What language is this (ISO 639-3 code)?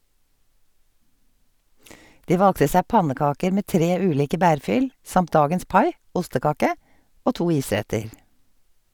nor